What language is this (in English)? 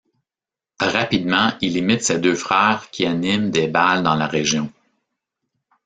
French